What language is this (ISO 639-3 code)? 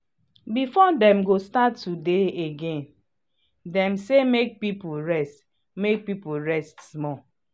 pcm